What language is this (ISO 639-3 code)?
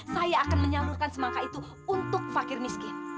ind